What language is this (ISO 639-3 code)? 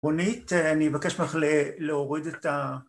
heb